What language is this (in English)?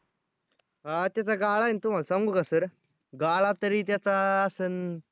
Marathi